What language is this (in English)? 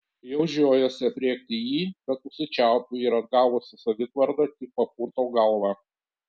Lithuanian